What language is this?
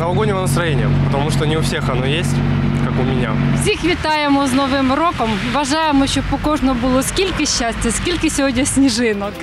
Russian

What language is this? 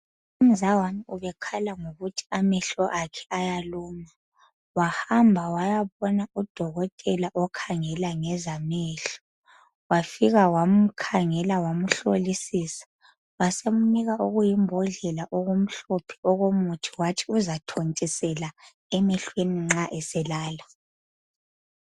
North Ndebele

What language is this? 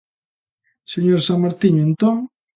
Galician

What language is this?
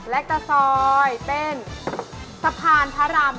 Thai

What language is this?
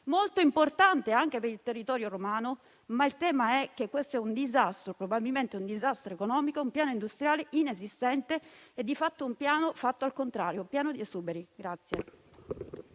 Italian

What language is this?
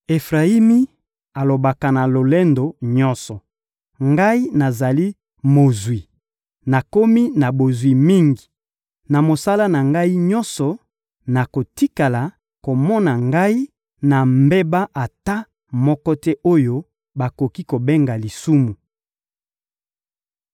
Lingala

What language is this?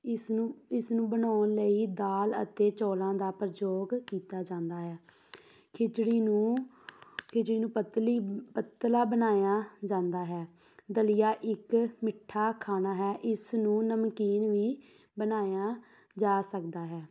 Punjabi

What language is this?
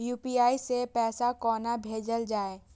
Maithili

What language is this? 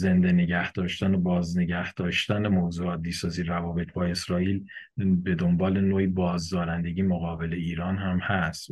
Persian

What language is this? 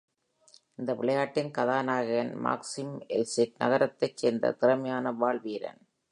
Tamil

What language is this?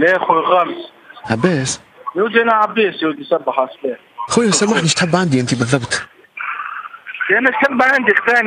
Arabic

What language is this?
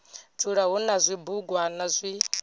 Venda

